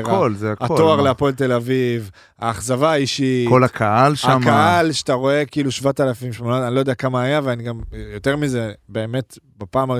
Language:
Hebrew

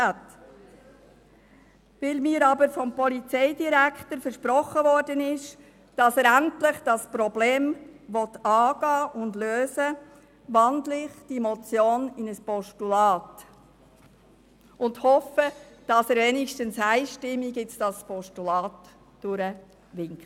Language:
Swiss German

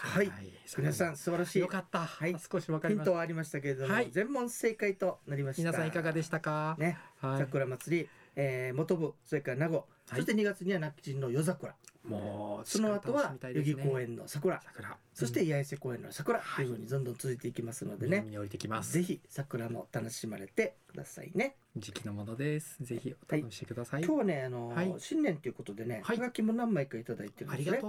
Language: Japanese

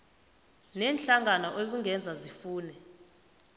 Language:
South Ndebele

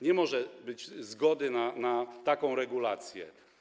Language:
Polish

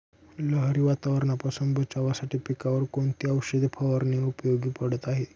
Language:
Marathi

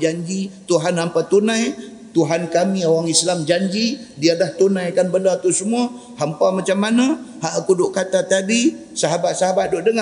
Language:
Malay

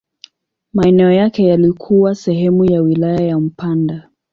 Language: Swahili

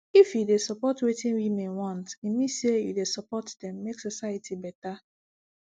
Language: Nigerian Pidgin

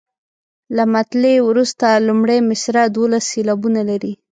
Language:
Pashto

